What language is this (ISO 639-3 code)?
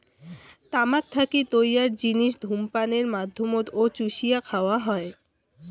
ben